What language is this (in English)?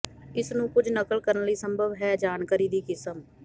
Punjabi